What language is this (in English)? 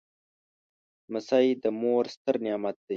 Pashto